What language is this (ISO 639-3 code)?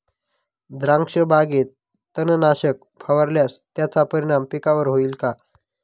mar